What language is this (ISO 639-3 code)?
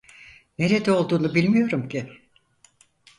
tur